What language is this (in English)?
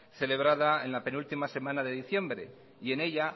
Spanish